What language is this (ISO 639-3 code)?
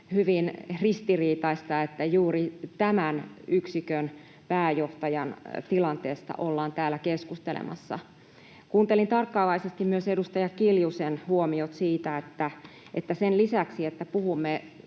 fin